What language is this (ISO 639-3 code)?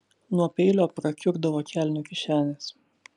lit